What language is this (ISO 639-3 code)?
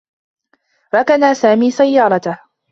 ara